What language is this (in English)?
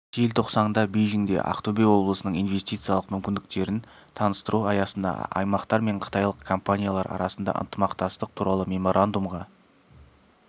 Kazakh